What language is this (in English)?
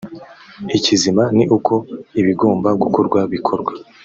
Kinyarwanda